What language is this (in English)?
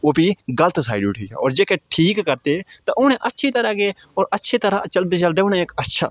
Dogri